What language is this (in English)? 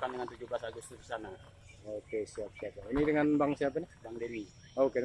Indonesian